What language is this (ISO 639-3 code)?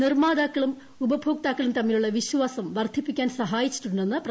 mal